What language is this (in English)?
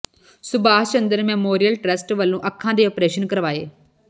Punjabi